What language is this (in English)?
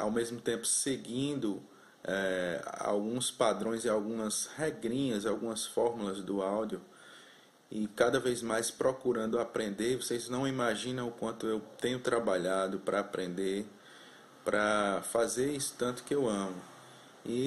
Portuguese